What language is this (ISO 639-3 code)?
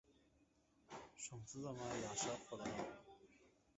tuk